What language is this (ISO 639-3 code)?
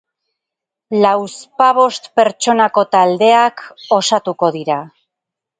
eus